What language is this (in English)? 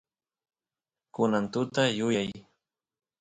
Santiago del Estero Quichua